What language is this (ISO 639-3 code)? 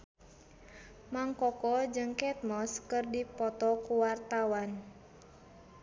sun